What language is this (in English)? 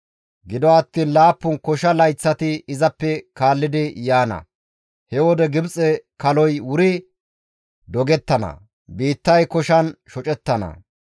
Gamo